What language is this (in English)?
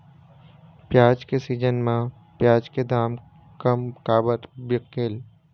Chhattisgarhi